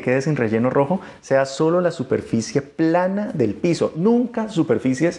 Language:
Spanish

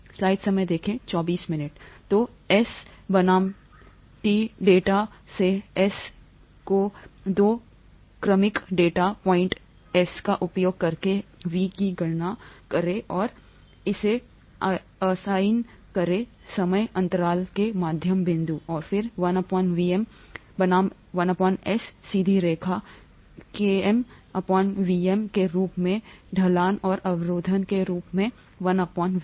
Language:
Hindi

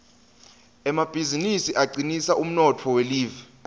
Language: Swati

